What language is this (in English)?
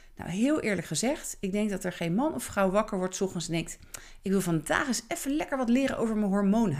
Dutch